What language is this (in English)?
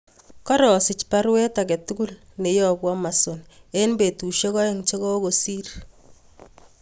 Kalenjin